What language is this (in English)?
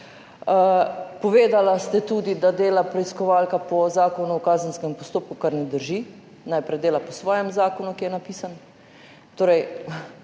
Slovenian